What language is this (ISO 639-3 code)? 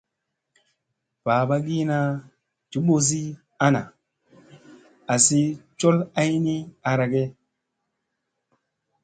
mse